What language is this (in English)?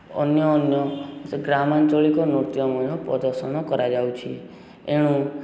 Odia